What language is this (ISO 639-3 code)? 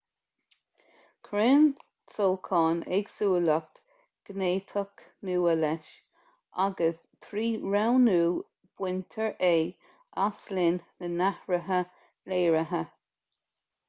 gle